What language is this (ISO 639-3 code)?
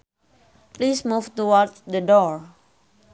sun